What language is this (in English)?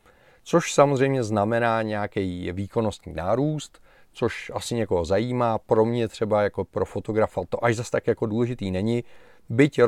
Czech